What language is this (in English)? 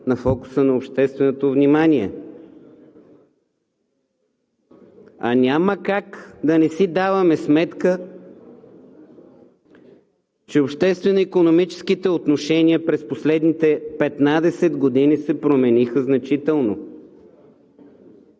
Bulgarian